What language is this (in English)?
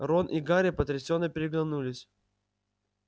Russian